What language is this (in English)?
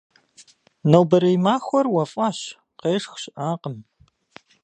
Kabardian